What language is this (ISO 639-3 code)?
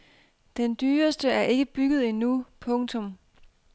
dan